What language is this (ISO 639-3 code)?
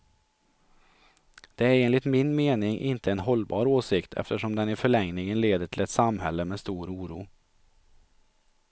swe